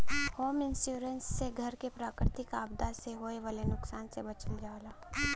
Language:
Bhojpuri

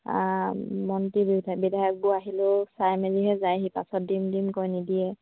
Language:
Assamese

